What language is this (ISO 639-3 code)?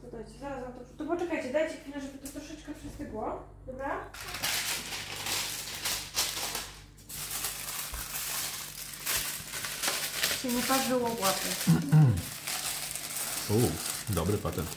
pol